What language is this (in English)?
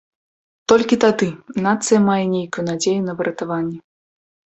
Belarusian